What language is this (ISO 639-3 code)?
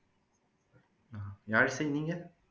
tam